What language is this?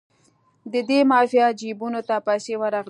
Pashto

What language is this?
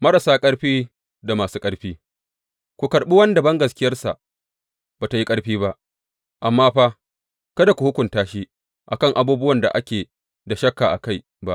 Hausa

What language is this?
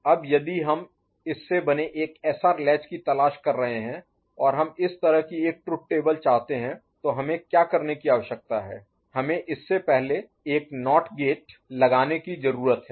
Hindi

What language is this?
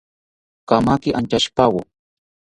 South Ucayali Ashéninka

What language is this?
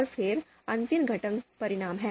Hindi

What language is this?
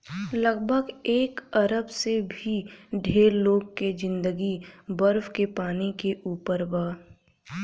Bhojpuri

